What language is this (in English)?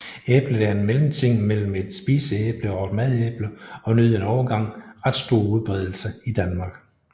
Danish